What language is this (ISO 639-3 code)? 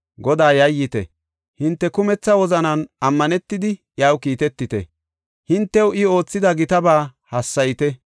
gof